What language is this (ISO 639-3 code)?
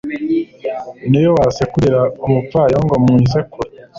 kin